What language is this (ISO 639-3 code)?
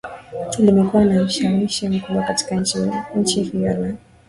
swa